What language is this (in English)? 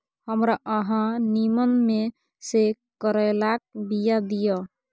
Maithili